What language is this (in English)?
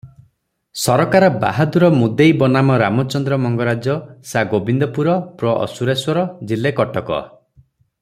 Odia